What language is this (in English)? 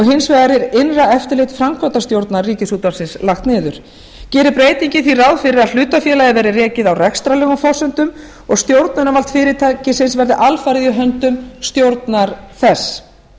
Icelandic